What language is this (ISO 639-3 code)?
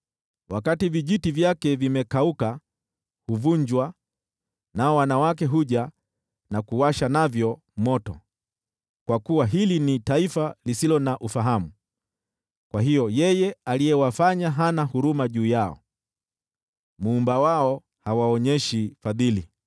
swa